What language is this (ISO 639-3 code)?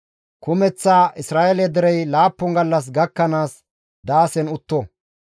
gmv